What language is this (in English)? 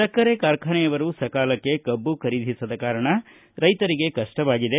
Kannada